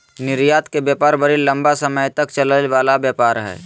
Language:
Magahi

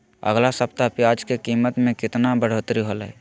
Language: Magahi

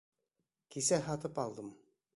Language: Bashkir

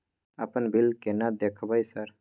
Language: Maithili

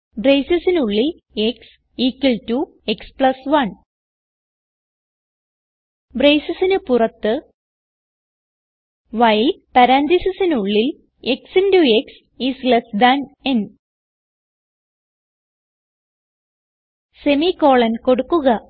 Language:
Malayalam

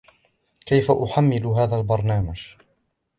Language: Arabic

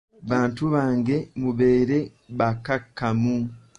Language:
Ganda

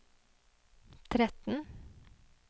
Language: Norwegian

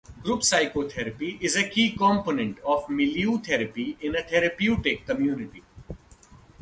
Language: English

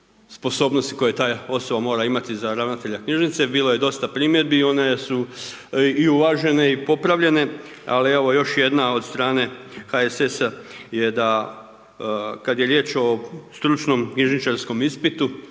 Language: Croatian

